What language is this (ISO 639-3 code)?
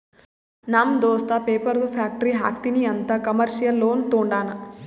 kan